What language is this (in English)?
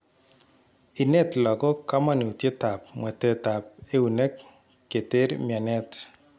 Kalenjin